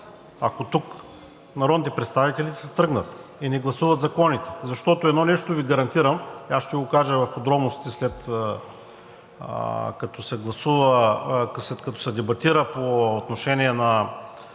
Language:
Bulgarian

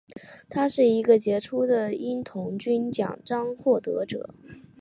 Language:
Chinese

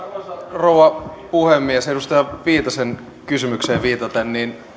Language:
Finnish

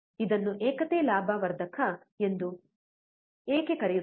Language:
Kannada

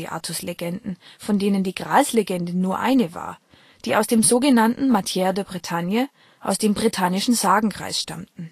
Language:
German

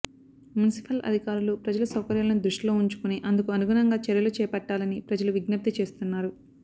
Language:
Telugu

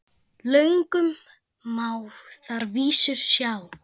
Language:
Icelandic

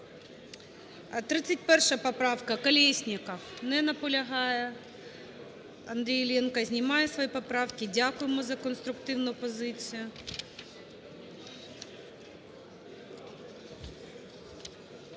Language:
Ukrainian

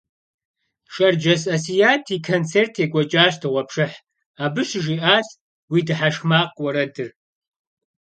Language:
Kabardian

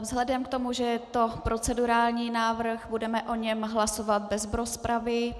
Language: Czech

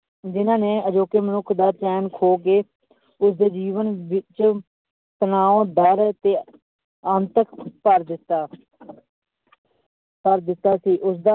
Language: Punjabi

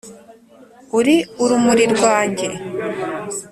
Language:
Kinyarwanda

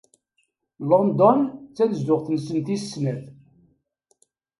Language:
Kabyle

